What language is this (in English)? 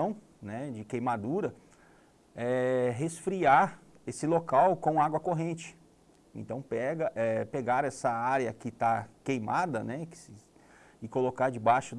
Portuguese